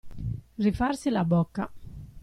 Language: Italian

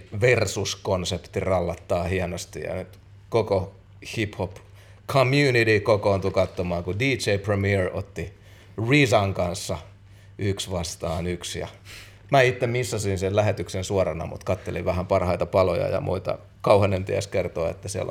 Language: Finnish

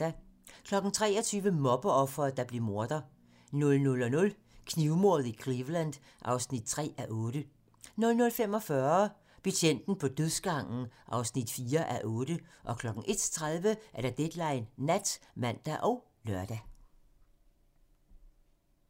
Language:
Danish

